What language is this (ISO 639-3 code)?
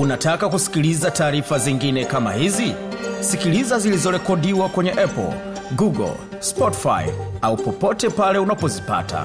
swa